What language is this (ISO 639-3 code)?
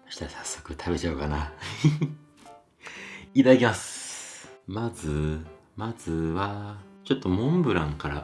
jpn